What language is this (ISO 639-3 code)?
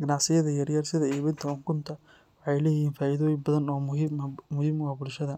som